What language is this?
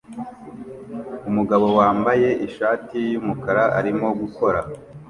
Kinyarwanda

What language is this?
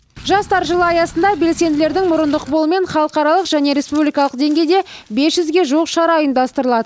Kazakh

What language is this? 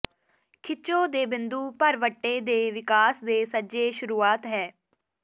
Punjabi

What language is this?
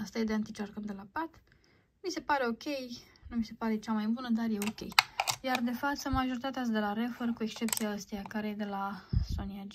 Romanian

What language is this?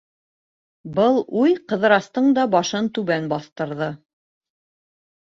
Bashkir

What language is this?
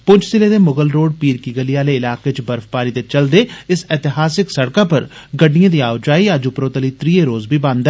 Dogri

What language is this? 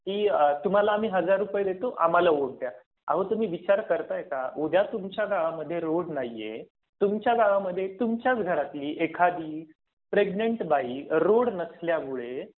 Marathi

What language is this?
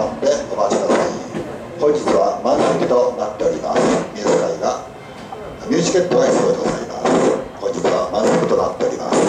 Japanese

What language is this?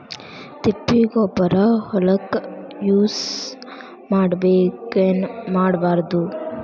Kannada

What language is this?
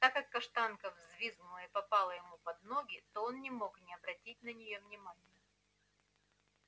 Russian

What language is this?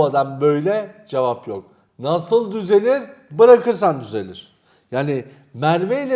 Turkish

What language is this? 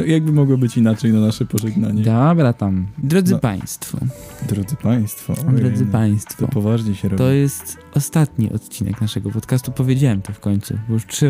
Polish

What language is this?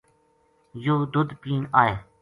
Gujari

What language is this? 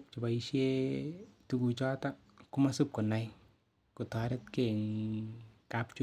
Kalenjin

